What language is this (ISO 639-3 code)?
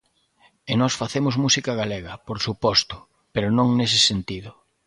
glg